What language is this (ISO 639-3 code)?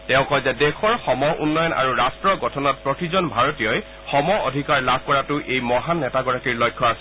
asm